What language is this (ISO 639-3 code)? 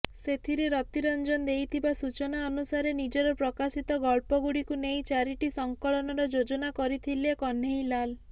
ori